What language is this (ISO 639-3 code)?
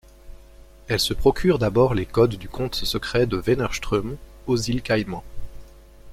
fra